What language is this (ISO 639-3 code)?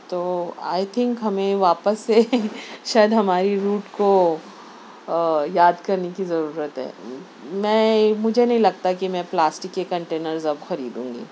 urd